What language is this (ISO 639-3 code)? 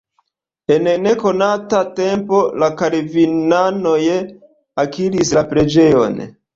epo